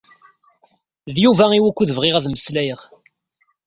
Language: Kabyle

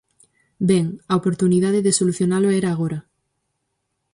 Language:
Galician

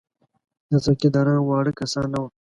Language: Pashto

